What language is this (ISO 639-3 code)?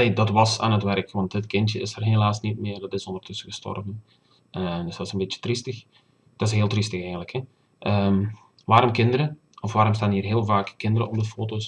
nld